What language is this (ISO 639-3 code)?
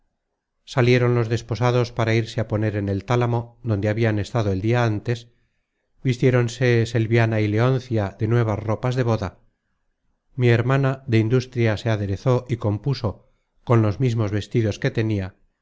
spa